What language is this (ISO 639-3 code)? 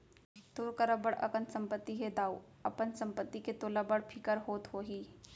hne